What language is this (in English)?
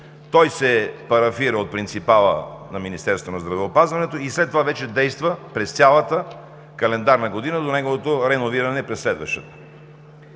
Bulgarian